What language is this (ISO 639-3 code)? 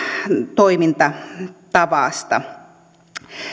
fin